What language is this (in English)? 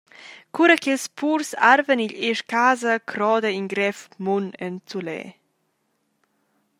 Romansh